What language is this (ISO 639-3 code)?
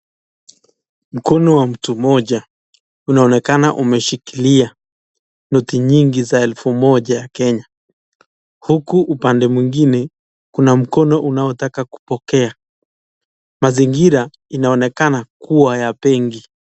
swa